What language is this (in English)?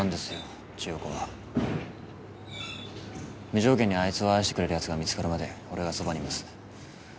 Japanese